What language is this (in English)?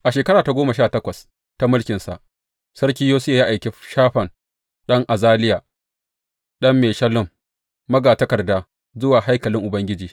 Hausa